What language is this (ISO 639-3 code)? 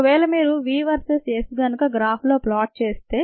tel